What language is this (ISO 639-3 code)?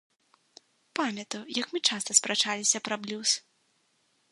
bel